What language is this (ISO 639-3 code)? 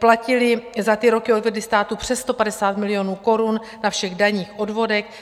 ces